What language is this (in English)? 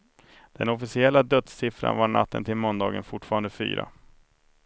Swedish